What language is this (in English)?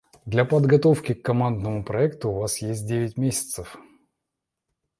Russian